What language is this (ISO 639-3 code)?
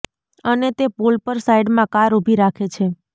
guj